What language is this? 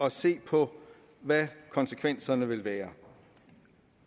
Danish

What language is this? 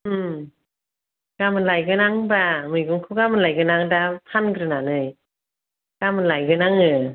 Bodo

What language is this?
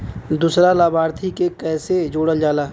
Bhojpuri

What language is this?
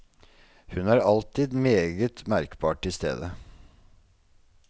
Norwegian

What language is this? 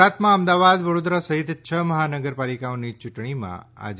Gujarati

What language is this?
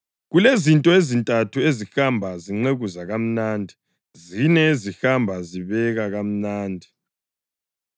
North Ndebele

